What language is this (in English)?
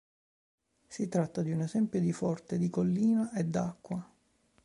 Italian